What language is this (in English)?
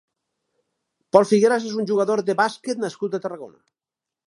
Catalan